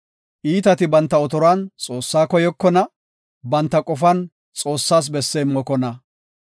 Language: Gofa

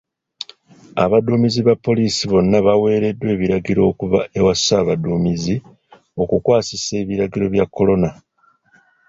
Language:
Ganda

